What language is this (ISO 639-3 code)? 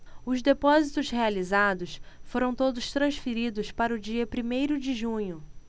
por